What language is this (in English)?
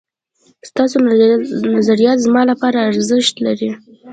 Pashto